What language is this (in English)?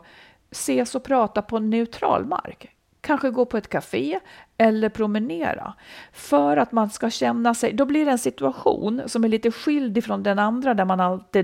Swedish